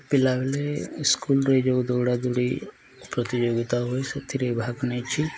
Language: Odia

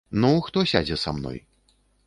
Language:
Belarusian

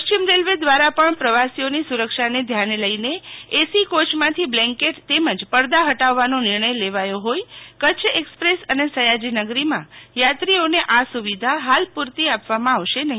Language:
Gujarati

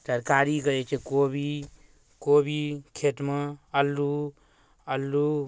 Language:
Maithili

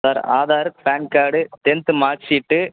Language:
Tamil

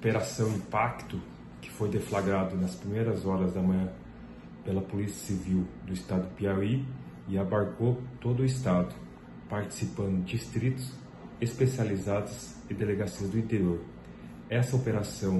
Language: Portuguese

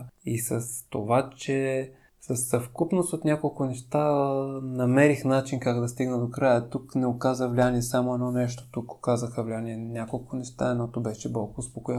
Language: Bulgarian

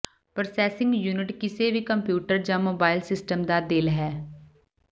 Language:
Punjabi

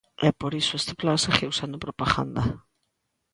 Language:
Galician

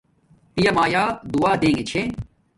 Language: Domaaki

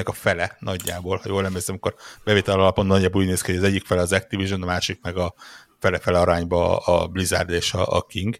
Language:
Hungarian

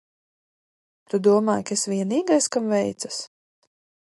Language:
Latvian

